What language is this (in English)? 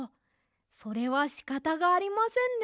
Japanese